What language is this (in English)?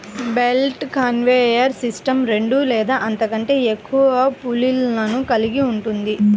Telugu